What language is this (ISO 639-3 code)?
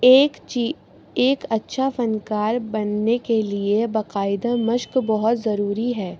urd